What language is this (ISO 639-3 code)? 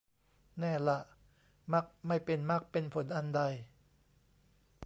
tha